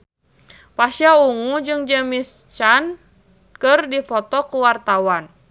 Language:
Sundanese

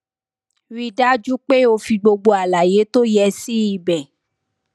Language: Yoruba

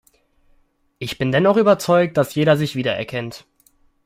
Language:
German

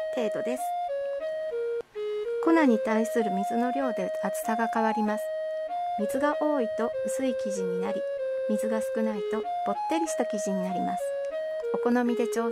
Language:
Japanese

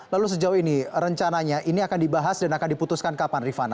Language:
Indonesian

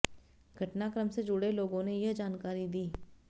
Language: Hindi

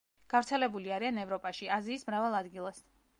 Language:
Georgian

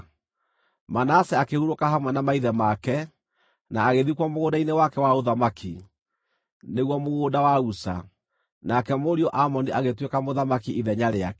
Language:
Kikuyu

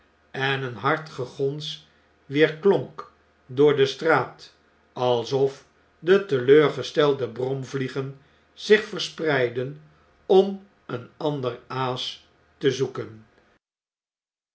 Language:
Dutch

